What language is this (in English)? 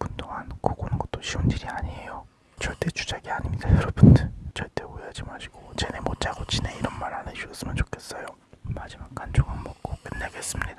Korean